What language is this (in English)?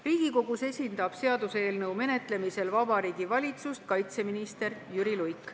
Estonian